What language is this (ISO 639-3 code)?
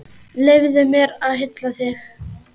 isl